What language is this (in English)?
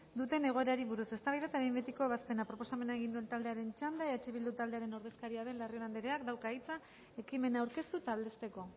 Basque